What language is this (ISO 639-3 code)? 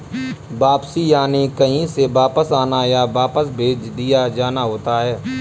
hin